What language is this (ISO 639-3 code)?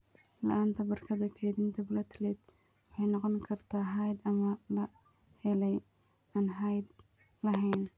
som